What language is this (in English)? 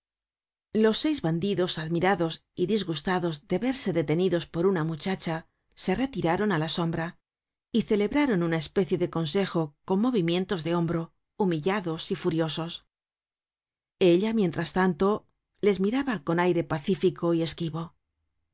Spanish